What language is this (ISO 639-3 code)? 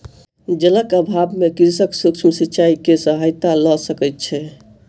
mai